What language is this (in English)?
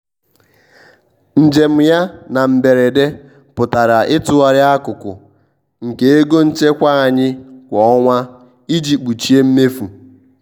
Igbo